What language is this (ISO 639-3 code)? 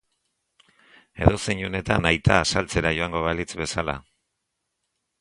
eus